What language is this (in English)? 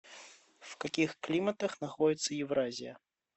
Russian